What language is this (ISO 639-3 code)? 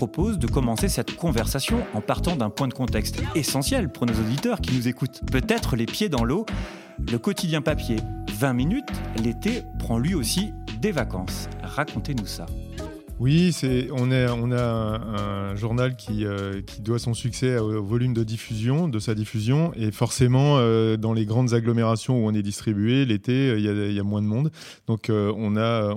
fra